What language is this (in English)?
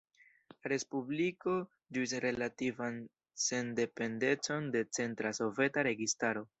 Esperanto